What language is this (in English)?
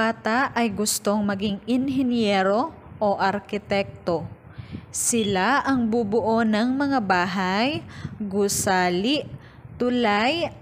Filipino